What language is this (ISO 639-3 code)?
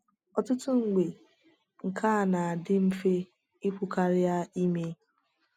ibo